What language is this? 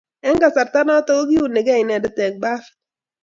Kalenjin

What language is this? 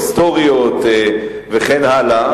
Hebrew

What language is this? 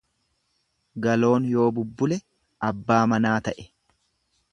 Oromo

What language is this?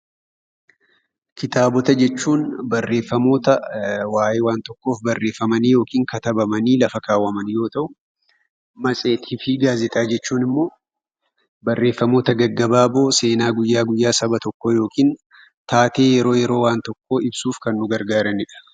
Oromo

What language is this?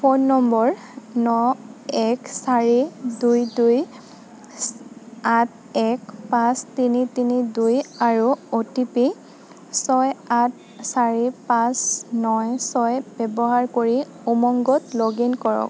Assamese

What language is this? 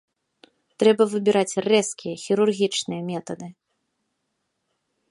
Belarusian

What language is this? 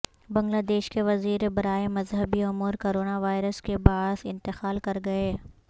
Urdu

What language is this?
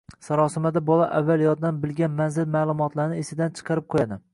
Uzbek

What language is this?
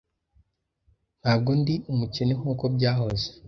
Kinyarwanda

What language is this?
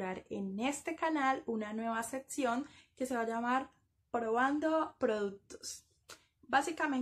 Spanish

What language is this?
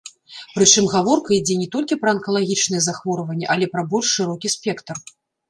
Belarusian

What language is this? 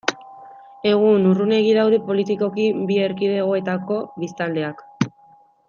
Basque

